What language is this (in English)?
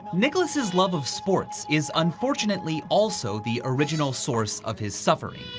English